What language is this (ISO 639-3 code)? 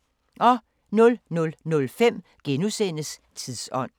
dan